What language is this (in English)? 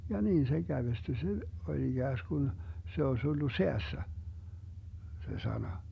Finnish